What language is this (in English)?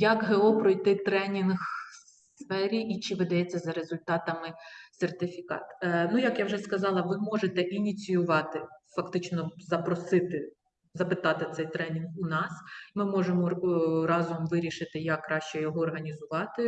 Ukrainian